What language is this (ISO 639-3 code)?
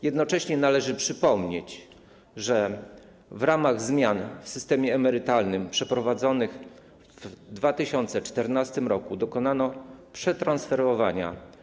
pol